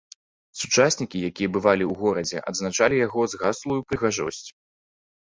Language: Belarusian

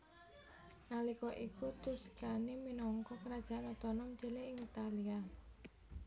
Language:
Javanese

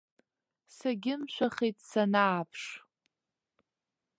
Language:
Abkhazian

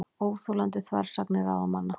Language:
Icelandic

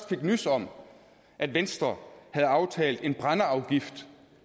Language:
Danish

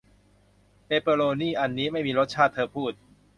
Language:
Thai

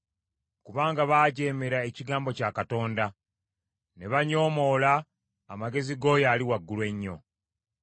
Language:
Ganda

